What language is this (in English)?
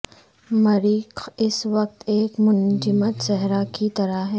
Urdu